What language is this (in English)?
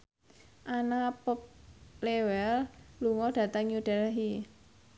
Javanese